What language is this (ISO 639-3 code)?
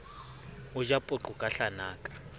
sot